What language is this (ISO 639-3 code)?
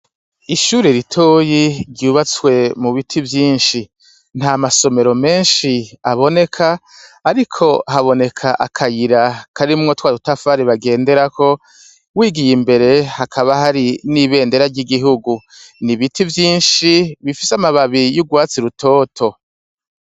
run